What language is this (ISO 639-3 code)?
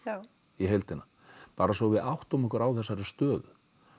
isl